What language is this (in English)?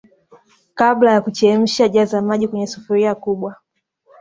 Swahili